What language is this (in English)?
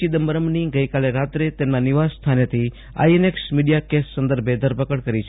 Gujarati